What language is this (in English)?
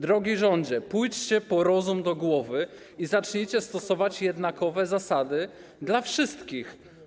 Polish